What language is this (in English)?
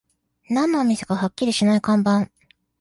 Japanese